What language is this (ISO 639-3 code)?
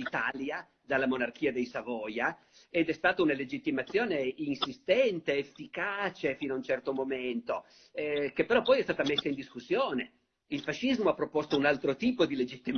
ita